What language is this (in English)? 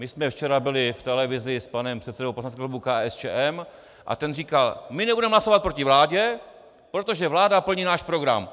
Czech